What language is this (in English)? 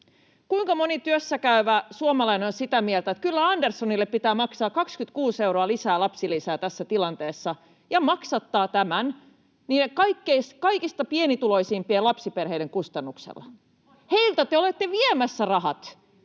Finnish